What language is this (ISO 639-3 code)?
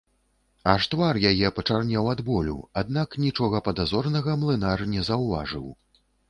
bel